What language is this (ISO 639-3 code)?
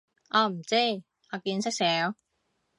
yue